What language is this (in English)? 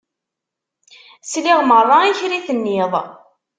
Kabyle